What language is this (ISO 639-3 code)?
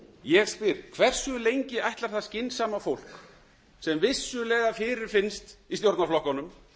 isl